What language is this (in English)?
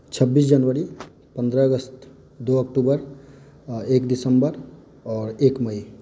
Maithili